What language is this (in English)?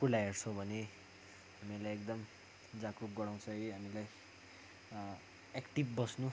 Nepali